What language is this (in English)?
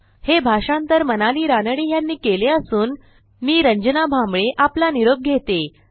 Marathi